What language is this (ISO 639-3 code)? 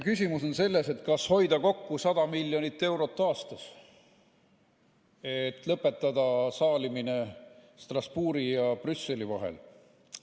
est